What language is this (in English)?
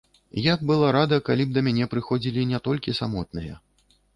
Belarusian